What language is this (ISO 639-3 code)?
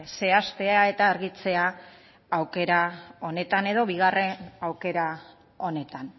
eus